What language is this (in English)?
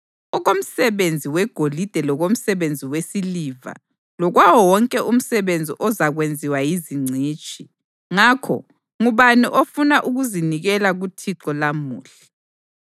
North Ndebele